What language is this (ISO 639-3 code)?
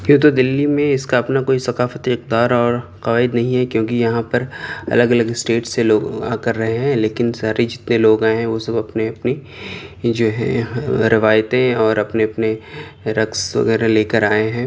urd